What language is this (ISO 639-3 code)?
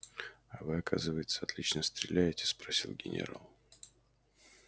rus